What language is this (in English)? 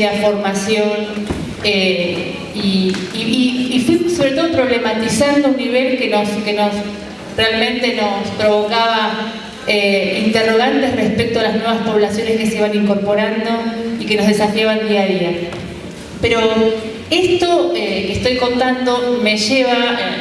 Spanish